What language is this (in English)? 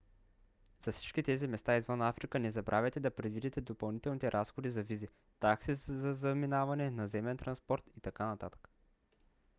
Bulgarian